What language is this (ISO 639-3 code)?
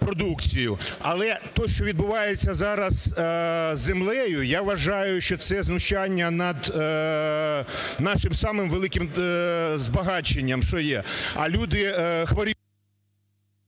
ukr